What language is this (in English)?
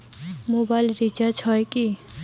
Bangla